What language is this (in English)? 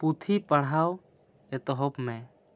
Santali